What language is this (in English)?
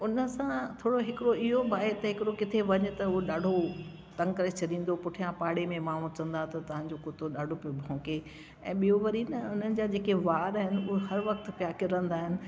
Sindhi